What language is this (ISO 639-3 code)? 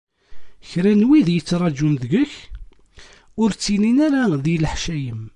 kab